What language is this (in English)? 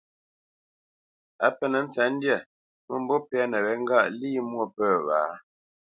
Bamenyam